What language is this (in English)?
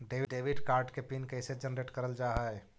Magahi